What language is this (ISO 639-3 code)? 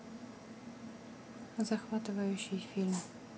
rus